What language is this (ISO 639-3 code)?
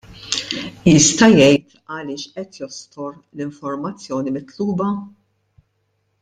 mlt